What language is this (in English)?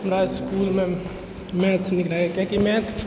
Maithili